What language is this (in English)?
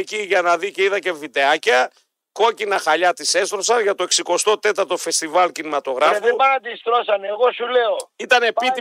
Greek